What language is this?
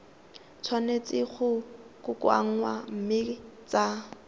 Tswana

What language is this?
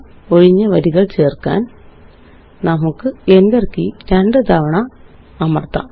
Malayalam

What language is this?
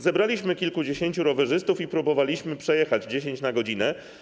Polish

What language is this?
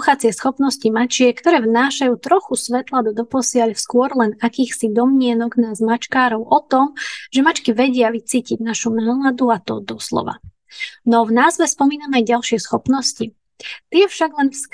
Slovak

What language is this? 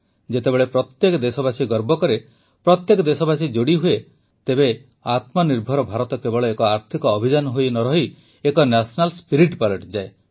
Odia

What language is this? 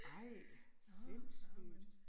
Danish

